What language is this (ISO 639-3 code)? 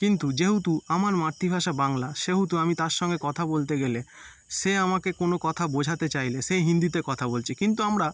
ben